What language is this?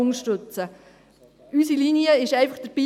Swiss German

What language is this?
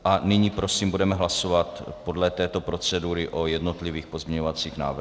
Czech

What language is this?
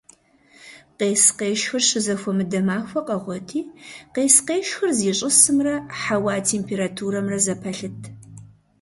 Kabardian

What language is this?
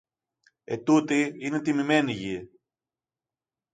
Greek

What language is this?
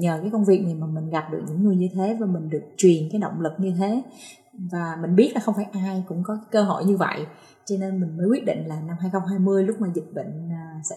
Vietnamese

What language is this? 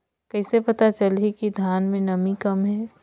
Chhattisgarhi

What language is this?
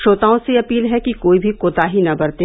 Hindi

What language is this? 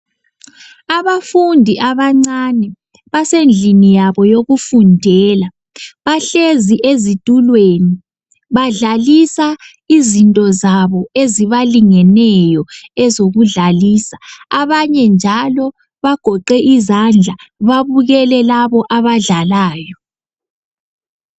North Ndebele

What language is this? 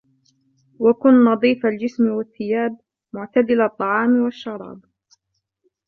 Arabic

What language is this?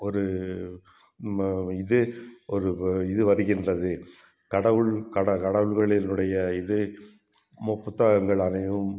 Tamil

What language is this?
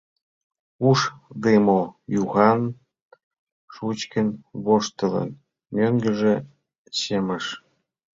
Mari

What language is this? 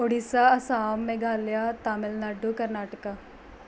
Punjabi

